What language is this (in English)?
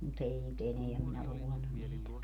Finnish